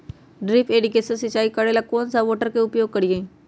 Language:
Magahi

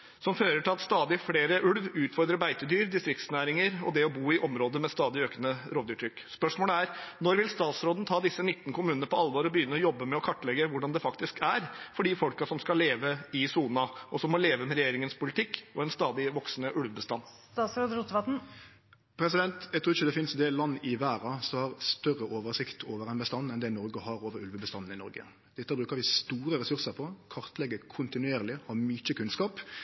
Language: Norwegian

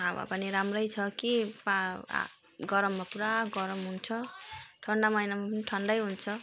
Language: Nepali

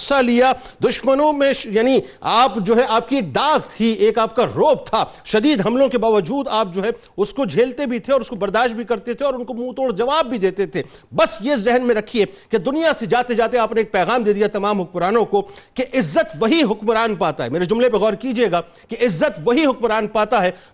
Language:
Urdu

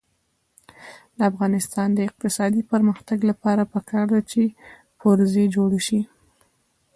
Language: Pashto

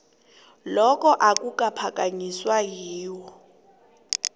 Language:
South Ndebele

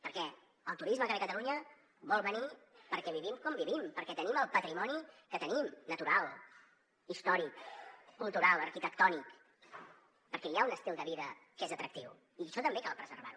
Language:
Catalan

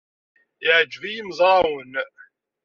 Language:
Kabyle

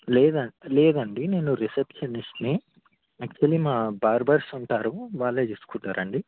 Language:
Telugu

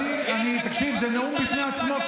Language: Hebrew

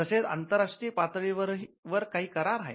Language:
Marathi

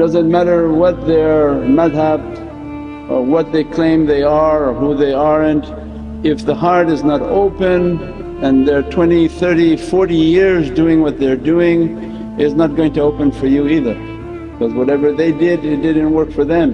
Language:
English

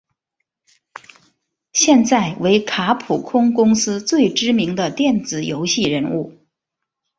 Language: Chinese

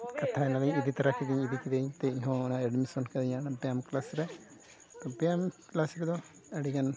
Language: Santali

